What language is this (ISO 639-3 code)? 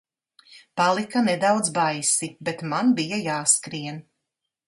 lav